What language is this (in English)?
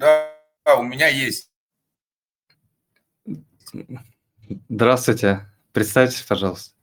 Russian